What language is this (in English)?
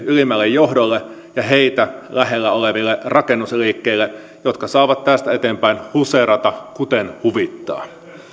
Finnish